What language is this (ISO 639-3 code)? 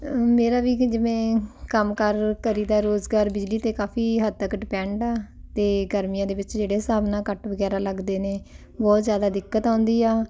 pan